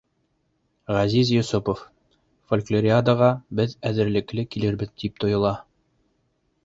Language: Bashkir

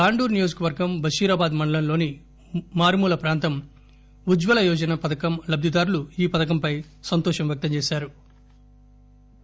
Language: Telugu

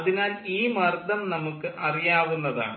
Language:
Malayalam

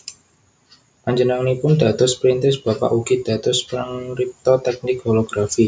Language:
Javanese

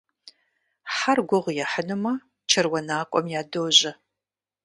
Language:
Kabardian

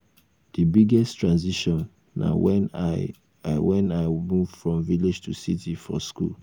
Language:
Nigerian Pidgin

